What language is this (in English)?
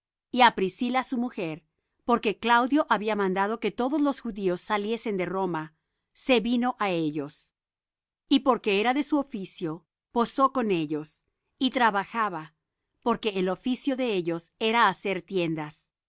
Spanish